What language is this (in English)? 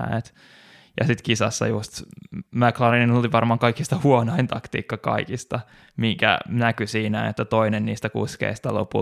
Finnish